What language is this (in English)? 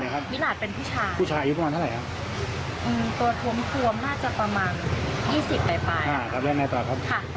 Thai